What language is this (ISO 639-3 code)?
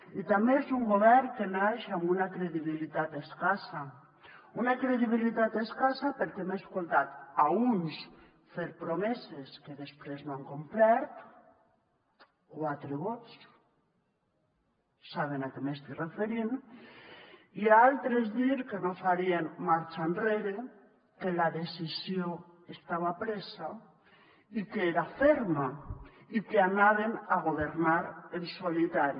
cat